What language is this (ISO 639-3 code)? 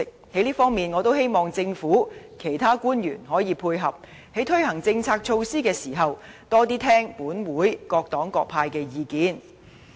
yue